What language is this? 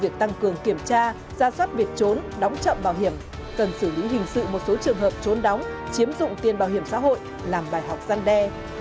Vietnamese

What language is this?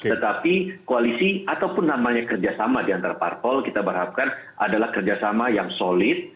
Indonesian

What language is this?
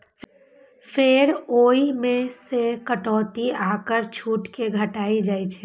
Maithili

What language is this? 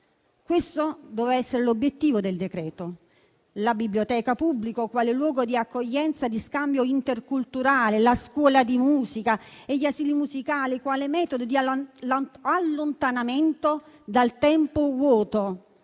Italian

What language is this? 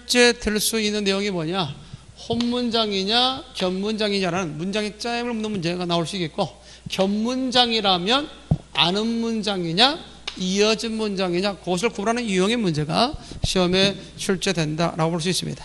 Korean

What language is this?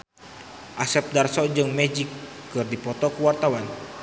Sundanese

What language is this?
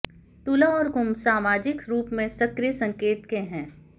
Hindi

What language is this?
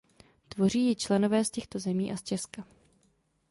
Czech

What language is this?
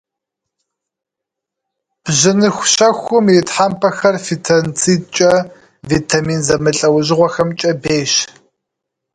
Kabardian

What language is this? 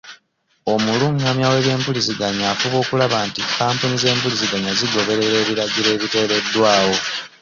Ganda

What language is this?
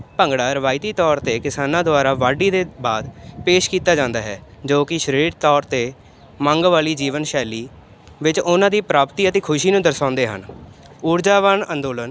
Punjabi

